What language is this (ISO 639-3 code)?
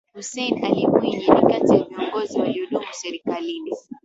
swa